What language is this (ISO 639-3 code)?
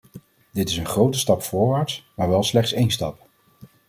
nld